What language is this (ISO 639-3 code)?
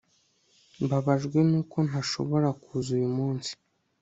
kin